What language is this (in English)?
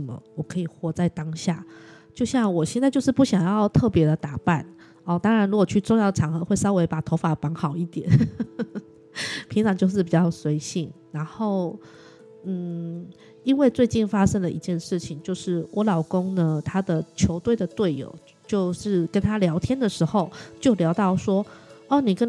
Chinese